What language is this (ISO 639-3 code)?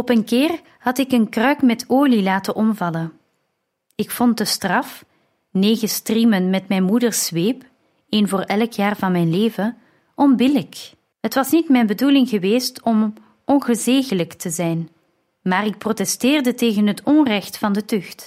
nld